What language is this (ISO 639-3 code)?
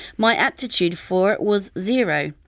eng